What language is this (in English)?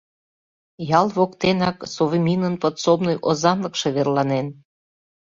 Mari